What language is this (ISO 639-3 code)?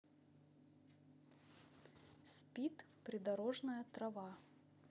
rus